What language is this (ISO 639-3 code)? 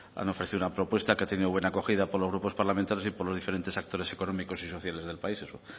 spa